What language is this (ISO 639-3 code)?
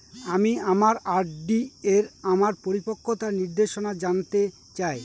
ben